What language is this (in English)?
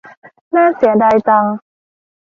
Thai